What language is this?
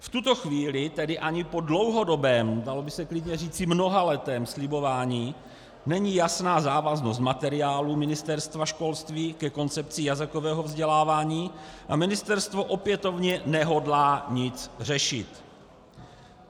Czech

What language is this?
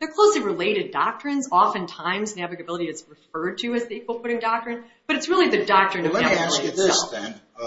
English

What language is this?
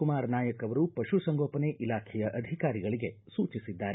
Kannada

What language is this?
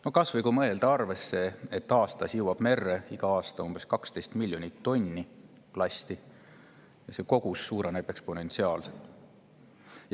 Estonian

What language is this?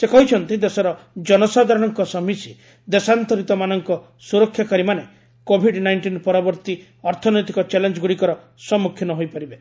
Odia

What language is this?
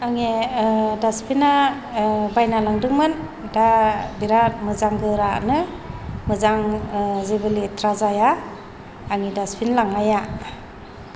Bodo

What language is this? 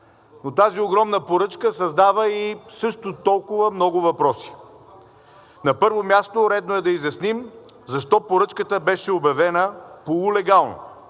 Bulgarian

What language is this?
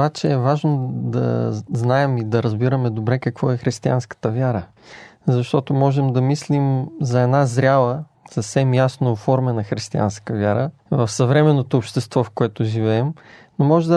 Bulgarian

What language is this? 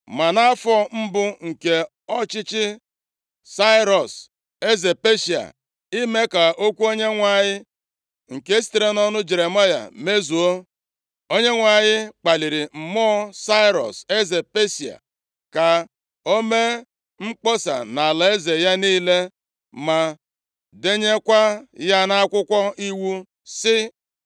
Igbo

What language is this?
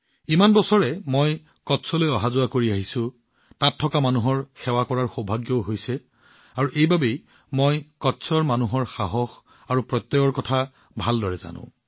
Assamese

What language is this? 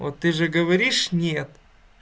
Russian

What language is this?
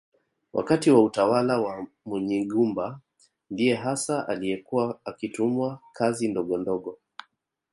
Swahili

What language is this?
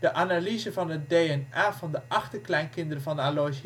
Dutch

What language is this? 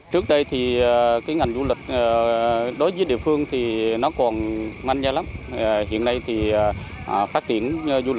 Vietnamese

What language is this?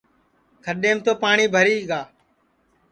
Sansi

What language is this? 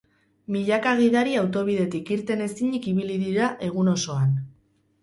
Basque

